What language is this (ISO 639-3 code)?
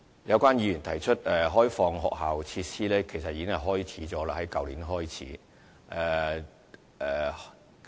yue